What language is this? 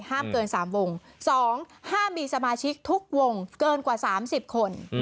Thai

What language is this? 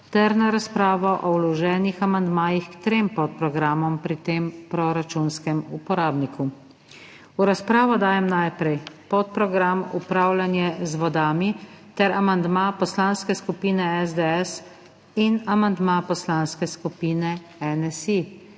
Slovenian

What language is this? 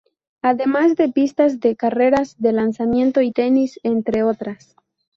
Spanish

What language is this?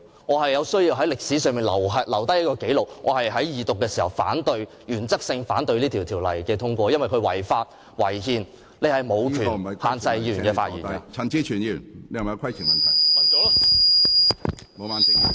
Cantonese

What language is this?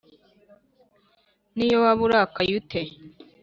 Kinyarwanda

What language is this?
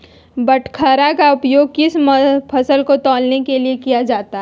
Magahi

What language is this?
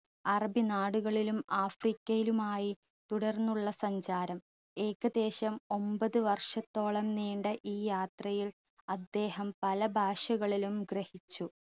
Malayalam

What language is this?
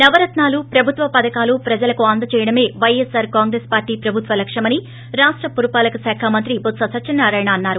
Telugu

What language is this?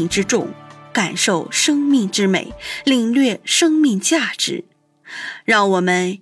Chinese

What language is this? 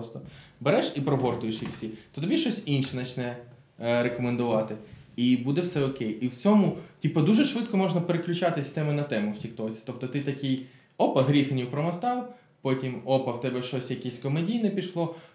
Ukrainian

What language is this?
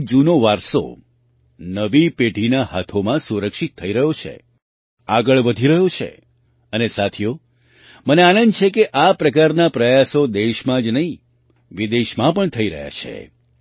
Gujarati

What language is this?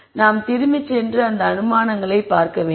Tamil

